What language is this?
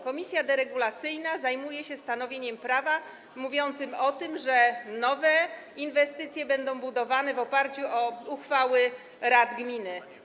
Polish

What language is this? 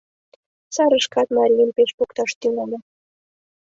Mari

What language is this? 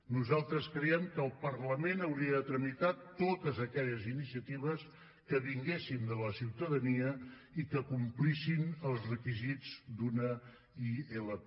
Catalan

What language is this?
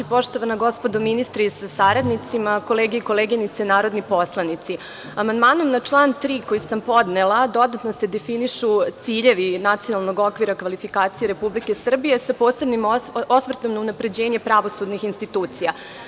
Serbian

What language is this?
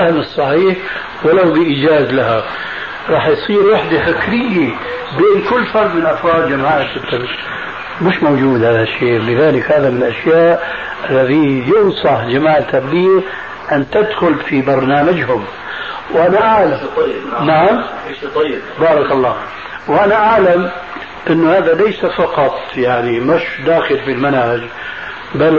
Arabic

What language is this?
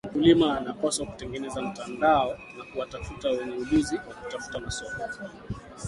Swahili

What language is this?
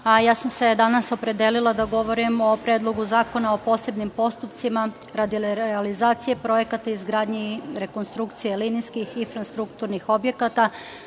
Serbian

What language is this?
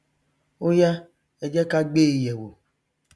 Yoruba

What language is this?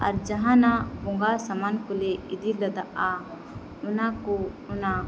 Santali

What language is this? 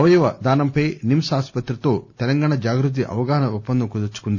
Telugu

